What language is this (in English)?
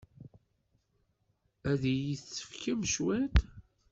Kabyle